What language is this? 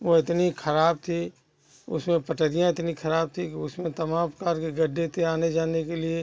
Hindi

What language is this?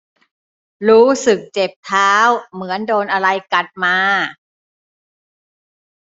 Thai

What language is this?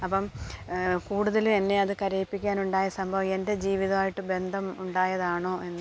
Malayalam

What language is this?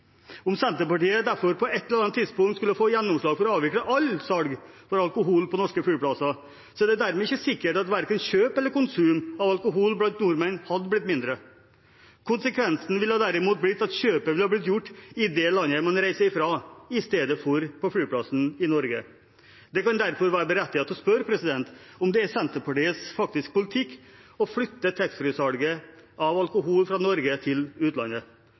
Norwegian Bokmål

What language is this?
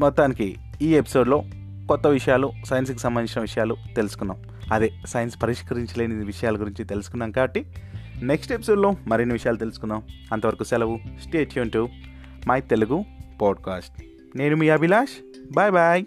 Telugu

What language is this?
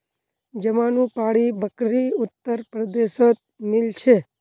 Magahi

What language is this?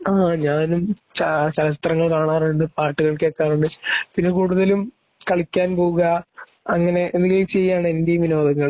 Malayalam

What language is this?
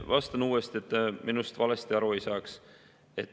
Estonian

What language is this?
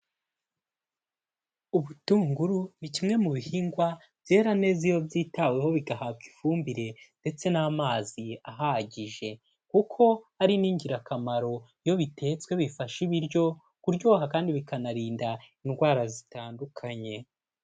Kinyarwanda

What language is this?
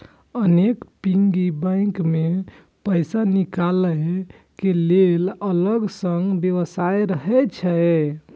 Maithili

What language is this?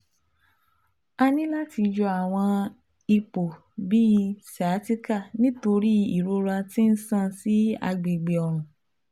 Yoruba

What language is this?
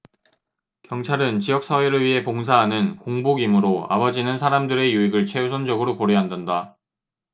Korean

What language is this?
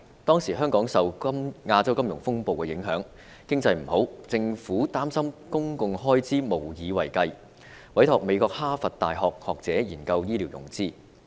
Cantonese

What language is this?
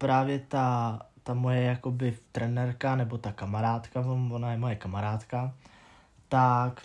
Czech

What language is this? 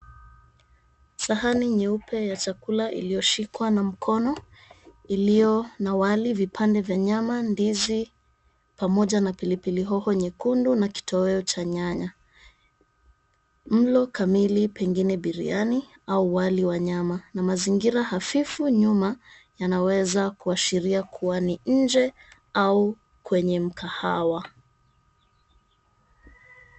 Swahili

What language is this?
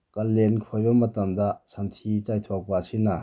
Manipuri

